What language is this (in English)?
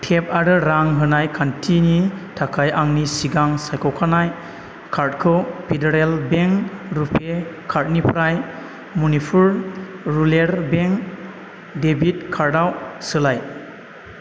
Bodo